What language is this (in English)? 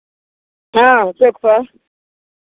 Maithili